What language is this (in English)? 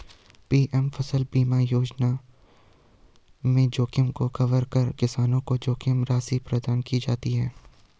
Hindi